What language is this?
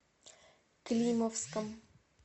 Russian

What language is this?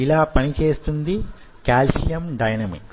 Telugu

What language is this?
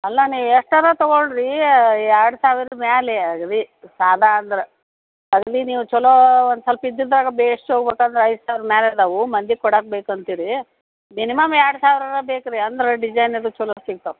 Kannada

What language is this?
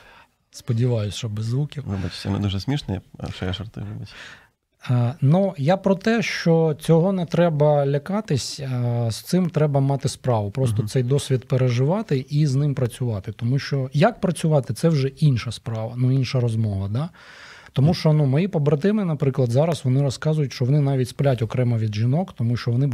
Ukrainian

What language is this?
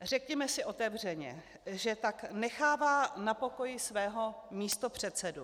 Czech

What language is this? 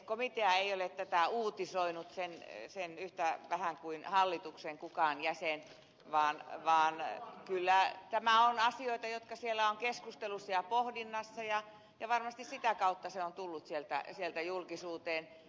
Finnish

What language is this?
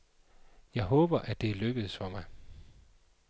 Danish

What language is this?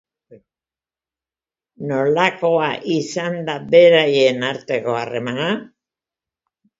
Basque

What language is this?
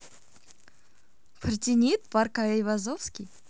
Russian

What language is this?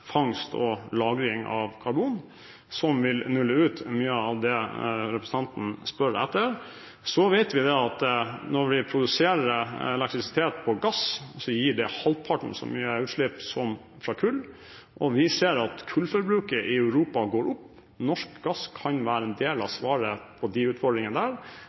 Norwegian Bokmål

